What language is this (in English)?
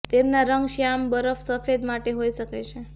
Gujarati